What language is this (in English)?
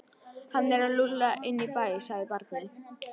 Icelandic